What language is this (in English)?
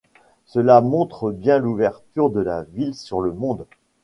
French